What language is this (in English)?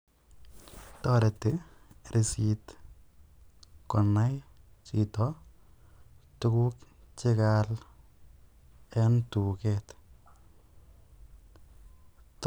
Kalenjin